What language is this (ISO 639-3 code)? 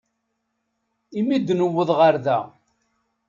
kab